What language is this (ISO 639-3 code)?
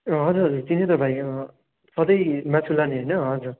nep